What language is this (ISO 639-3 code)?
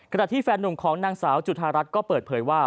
tha